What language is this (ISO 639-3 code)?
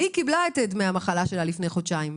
heb